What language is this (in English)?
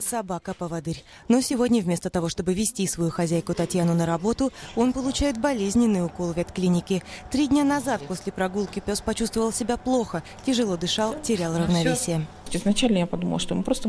Russian